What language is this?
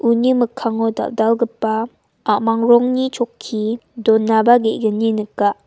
Garo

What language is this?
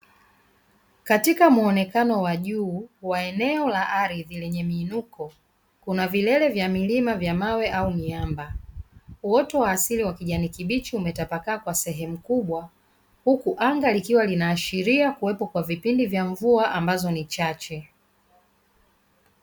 Swahili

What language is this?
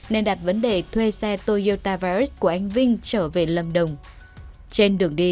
Vietnamese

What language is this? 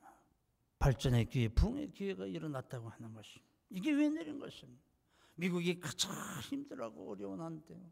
Korean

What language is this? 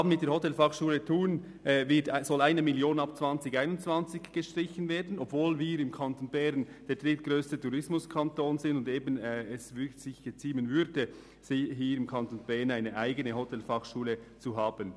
Swiss German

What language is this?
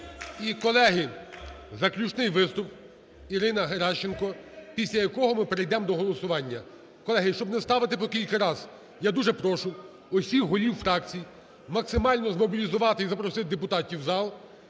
Ukrainian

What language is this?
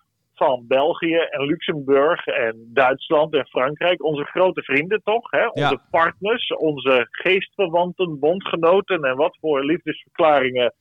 Dutch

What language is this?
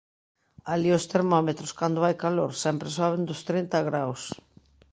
Galician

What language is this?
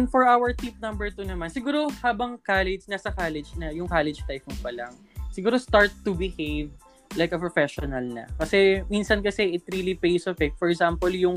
Filipino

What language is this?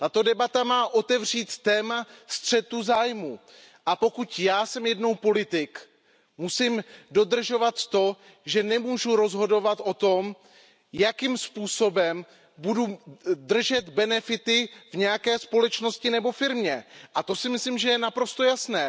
Czech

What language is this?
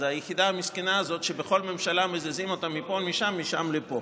Hebrew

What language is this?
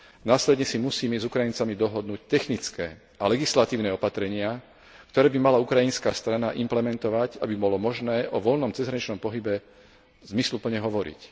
Slovak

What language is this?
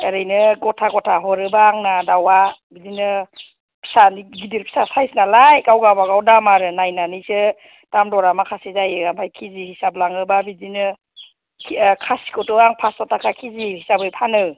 Bodo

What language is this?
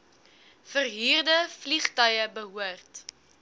Afrikaans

